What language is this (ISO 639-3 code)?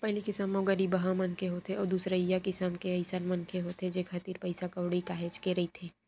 hne